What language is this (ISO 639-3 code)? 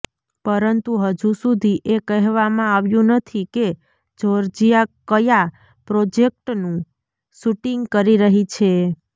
guj